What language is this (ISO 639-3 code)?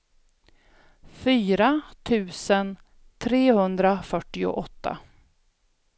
swe